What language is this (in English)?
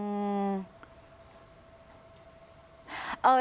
Thai